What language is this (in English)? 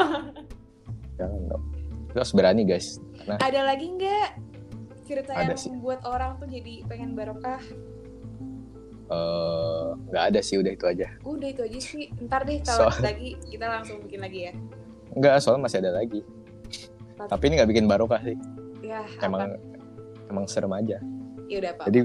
Indonesian